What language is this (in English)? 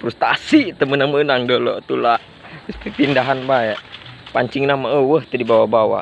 Indonesian